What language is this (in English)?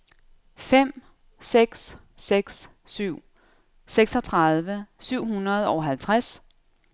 Danish